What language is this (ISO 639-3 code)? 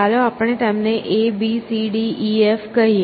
guj